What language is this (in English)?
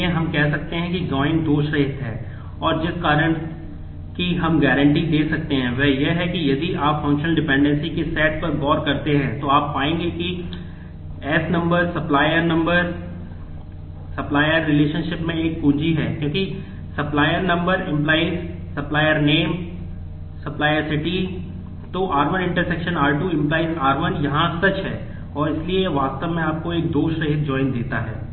Hindi